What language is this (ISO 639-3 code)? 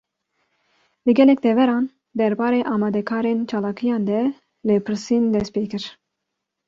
kur